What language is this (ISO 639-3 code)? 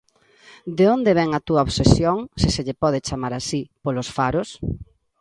glg